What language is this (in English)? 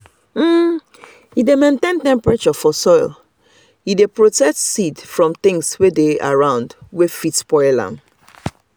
Nigerian Pidgin